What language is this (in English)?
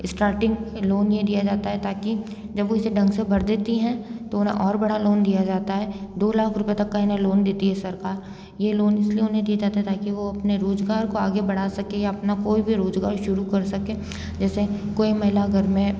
Hindi